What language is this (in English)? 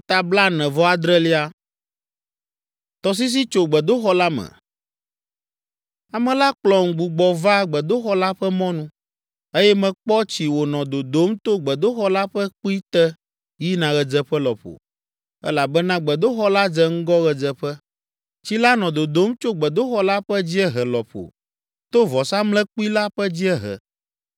Ewe